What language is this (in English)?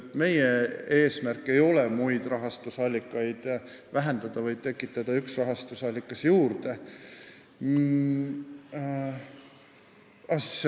Estonian